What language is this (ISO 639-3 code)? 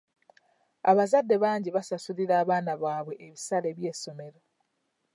lug